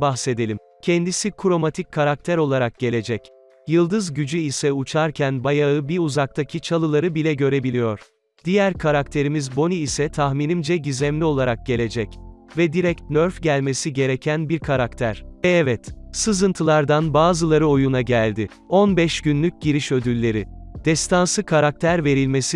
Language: Turkish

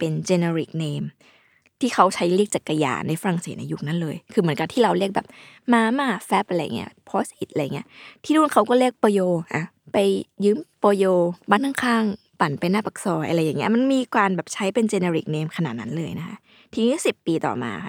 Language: Thai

